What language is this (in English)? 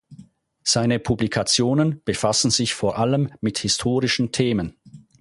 German